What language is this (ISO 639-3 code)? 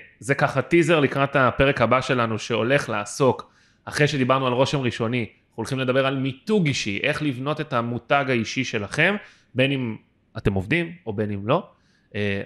heb